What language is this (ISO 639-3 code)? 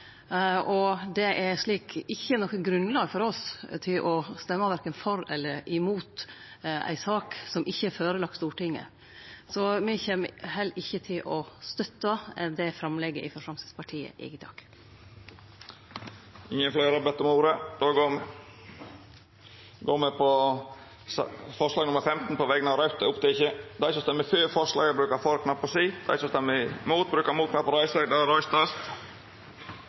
nno